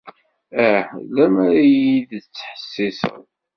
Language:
Kabyle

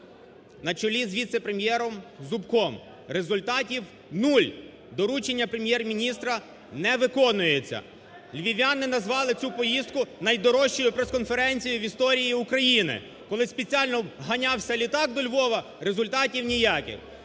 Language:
Ukrainian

